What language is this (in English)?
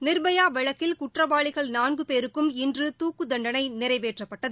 Tamil